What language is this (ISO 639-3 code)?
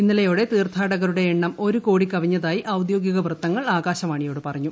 mal